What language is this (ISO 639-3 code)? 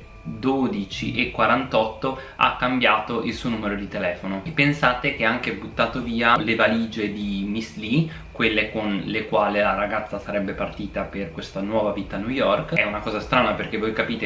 ita